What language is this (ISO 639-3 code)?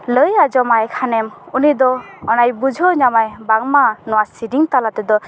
sat